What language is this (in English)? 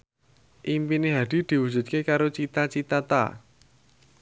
Javanese